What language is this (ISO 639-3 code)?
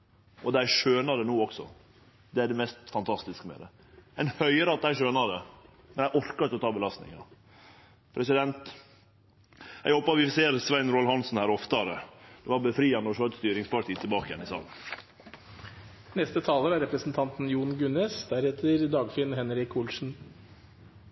nor